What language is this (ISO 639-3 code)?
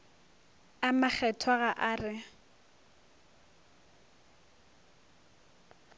nso